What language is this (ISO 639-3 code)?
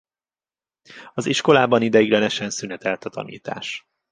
hun